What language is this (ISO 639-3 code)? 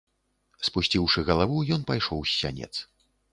bel